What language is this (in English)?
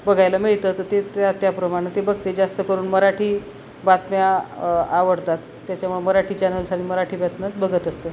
Marathi